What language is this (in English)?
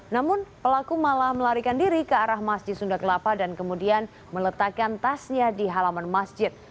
Indonesian